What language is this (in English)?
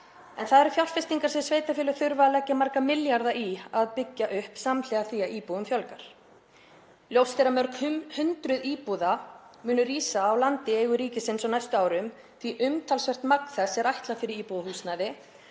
Icelandic